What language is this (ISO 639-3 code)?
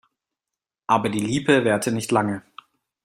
deu